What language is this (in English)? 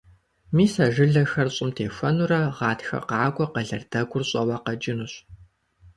Kabardian